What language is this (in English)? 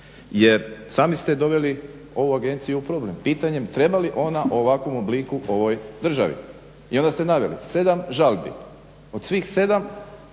Croatian